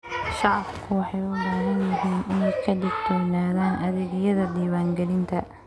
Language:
Somali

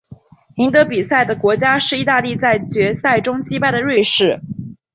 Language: Chinese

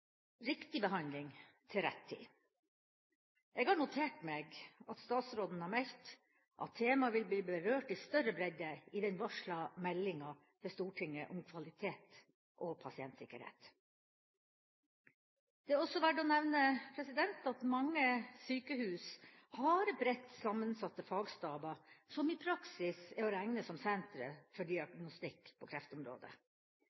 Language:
Norwegian Bokmål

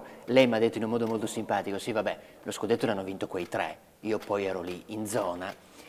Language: Italian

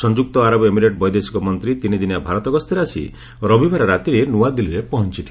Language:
Odia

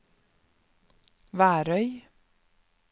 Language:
Norwegian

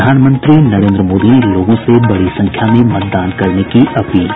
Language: Hindi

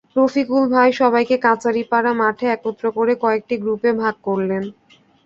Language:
Bangla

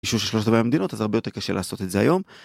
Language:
Hebrew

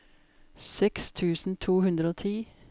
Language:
Norwegian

